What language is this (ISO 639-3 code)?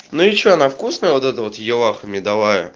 rus